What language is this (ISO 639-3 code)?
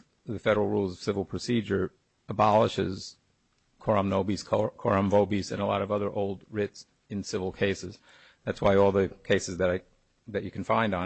eng